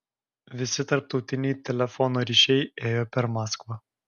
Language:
Lithuanian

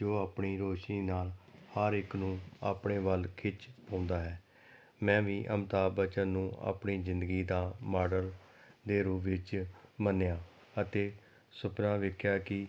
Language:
Punjabi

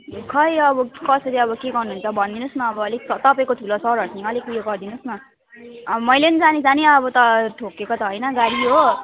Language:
Nepali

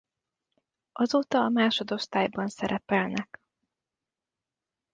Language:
Hungarian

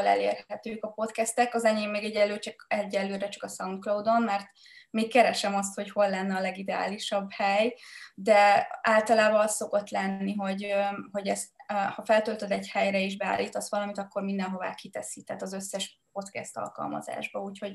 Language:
Hungarian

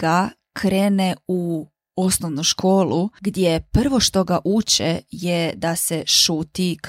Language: Croatian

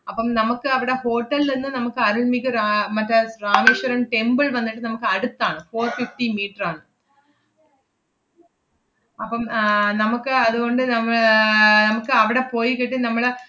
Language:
Malayalam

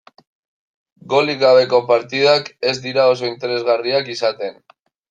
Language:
Basque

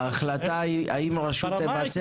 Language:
Hebrew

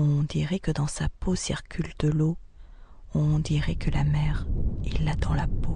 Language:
French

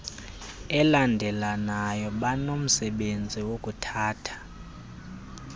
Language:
Xhosa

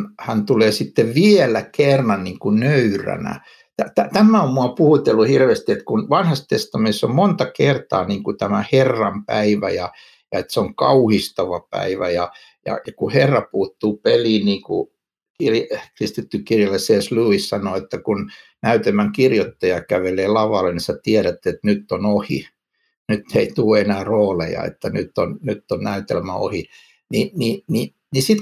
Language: Finnish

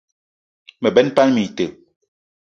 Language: Eton (Cameroon)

